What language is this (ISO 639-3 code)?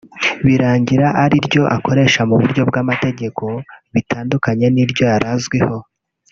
kin